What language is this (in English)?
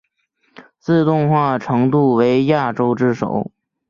Chinese